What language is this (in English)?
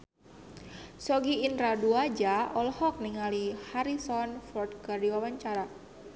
Sundanese